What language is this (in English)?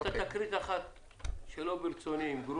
Hebrew